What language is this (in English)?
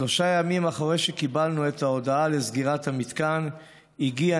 Hebrew